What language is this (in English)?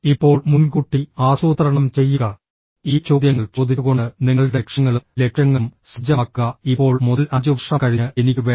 Malayalam